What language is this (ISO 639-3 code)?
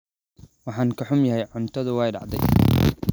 som